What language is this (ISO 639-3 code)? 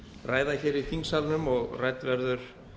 isl